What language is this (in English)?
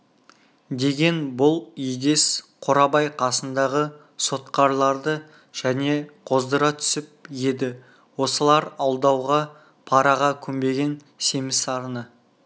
Kazakh